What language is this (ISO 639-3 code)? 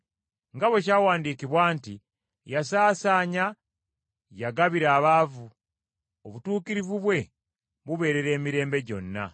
lug